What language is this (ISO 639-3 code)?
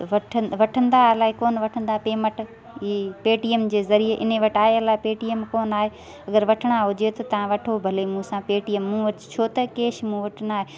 snd